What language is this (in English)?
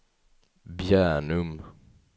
Swedish